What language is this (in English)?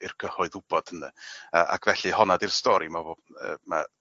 Welsh